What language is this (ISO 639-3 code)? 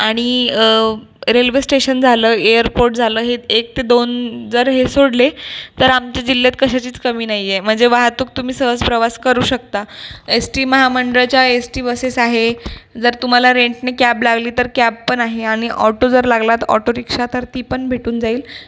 mar